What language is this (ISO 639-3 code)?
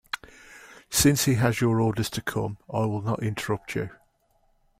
eng